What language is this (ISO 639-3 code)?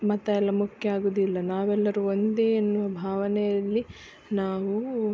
kan